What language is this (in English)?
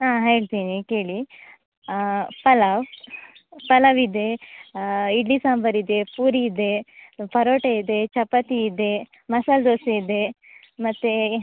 Kannada